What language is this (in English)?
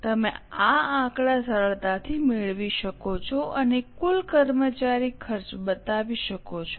Gujarati